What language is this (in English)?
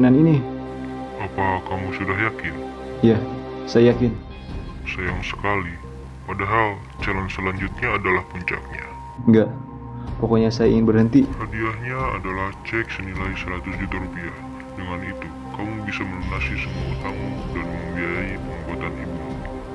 Indonesian